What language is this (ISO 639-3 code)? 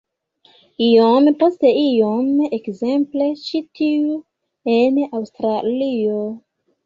epo